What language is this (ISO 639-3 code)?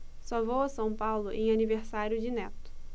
por